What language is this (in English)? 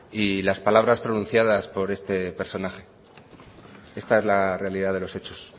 Spanish